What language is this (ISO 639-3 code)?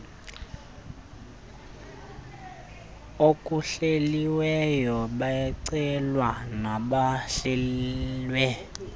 xho